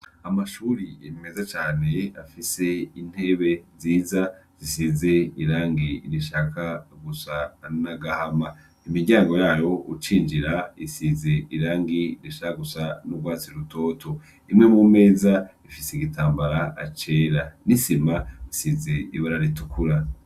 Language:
Rundi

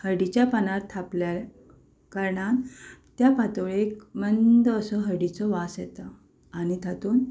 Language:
Konkani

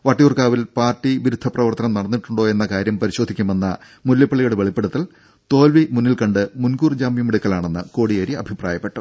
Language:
Malayalam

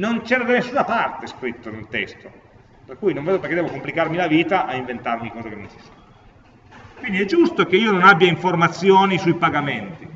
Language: Italian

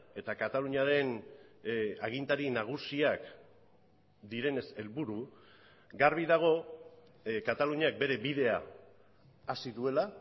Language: Basque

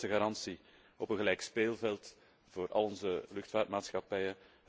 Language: Dutch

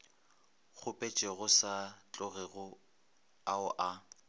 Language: Northern Sotho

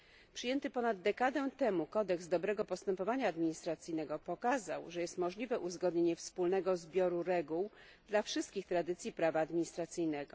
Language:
Polish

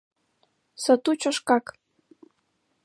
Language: Mari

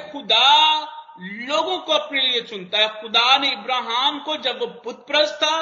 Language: Hindi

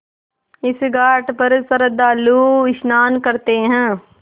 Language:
Hindi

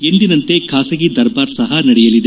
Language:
Kannada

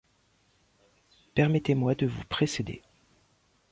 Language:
French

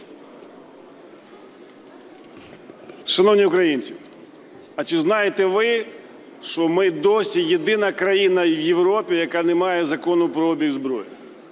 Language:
Ukrainian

